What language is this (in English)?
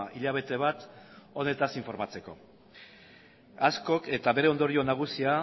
Basque